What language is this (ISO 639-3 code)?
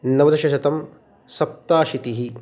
san